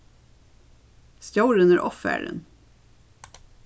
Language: Faroese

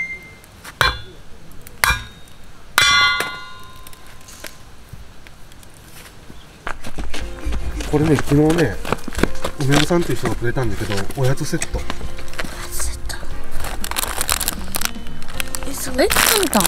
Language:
Japanese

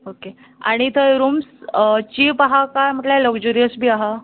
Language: Konkani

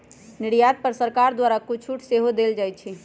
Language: Magahi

